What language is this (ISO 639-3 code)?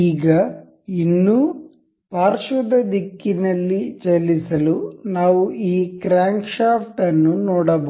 kan